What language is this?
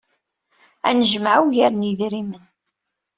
Kabyle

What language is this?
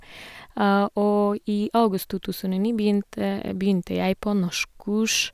Norwegian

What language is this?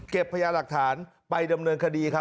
Thai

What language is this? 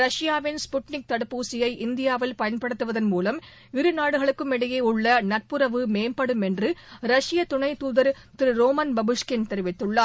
Tamil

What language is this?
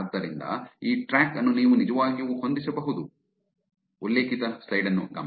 Kannada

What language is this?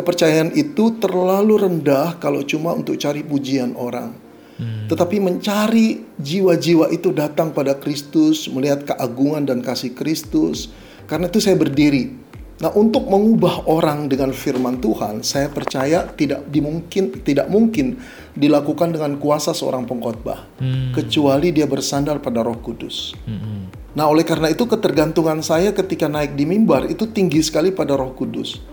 Indonesian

